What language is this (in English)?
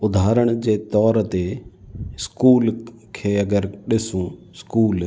Sindhi